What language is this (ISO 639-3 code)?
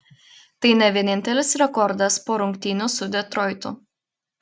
lit